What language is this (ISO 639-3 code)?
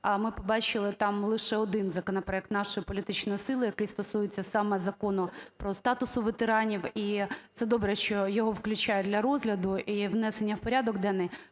ukr